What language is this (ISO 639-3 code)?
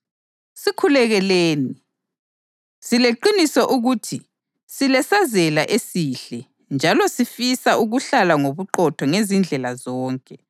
nde